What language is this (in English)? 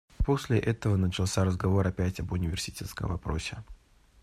Russian